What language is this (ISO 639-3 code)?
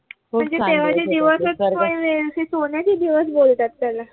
mar